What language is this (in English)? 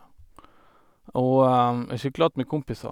Norwegian